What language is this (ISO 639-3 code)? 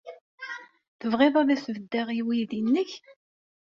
kab